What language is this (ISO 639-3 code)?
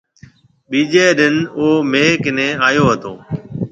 mve